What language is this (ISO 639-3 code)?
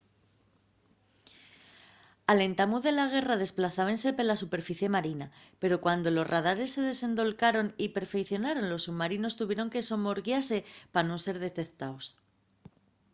ast